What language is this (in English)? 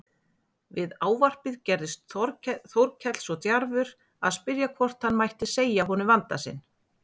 Icelandic